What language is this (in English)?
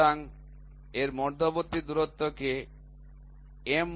Bangla